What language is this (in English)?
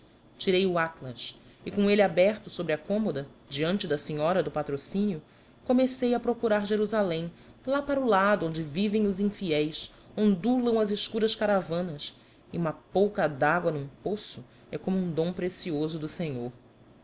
Portuguese